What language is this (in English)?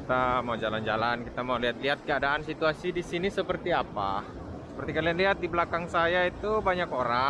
Indonesian